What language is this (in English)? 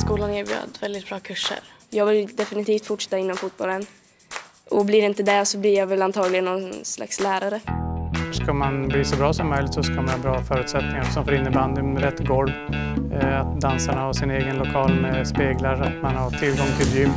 Swedish